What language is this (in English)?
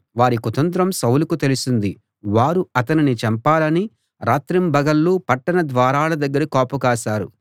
Telugu